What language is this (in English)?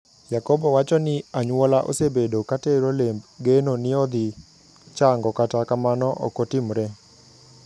Luo (Kenya and Tanzania)